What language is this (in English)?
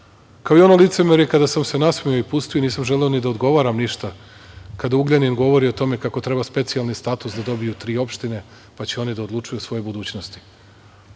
Serbian